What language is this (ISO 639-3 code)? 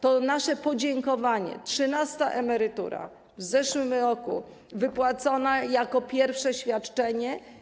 pol